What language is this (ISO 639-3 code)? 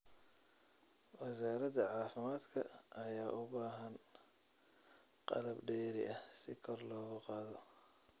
som